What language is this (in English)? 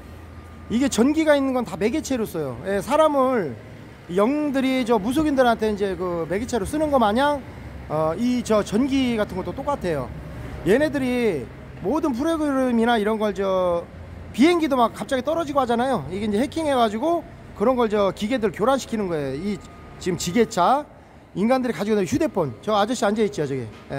Korean